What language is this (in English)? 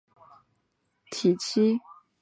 Chinese